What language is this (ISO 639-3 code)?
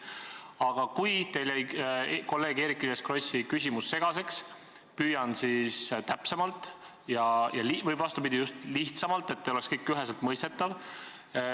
est